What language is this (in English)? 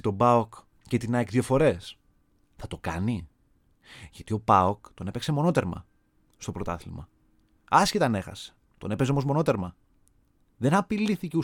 Greek